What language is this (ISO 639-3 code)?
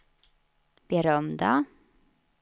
swe